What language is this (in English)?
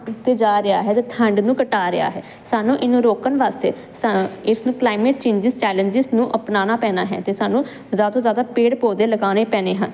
Punjabi